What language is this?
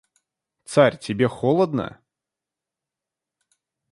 Russian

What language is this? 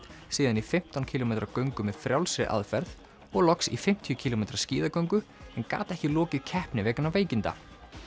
Icelandic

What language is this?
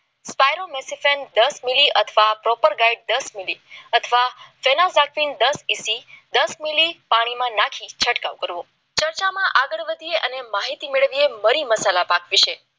Gujarati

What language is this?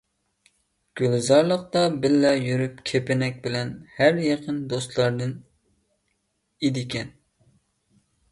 Uyghur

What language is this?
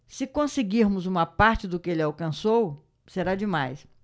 Portuguese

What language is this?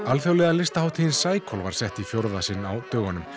Icelandic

